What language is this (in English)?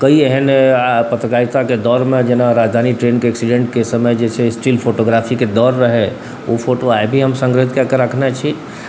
Maithili